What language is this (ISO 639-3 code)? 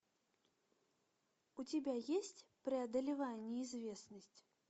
rus